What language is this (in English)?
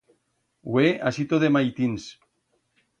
Aragonese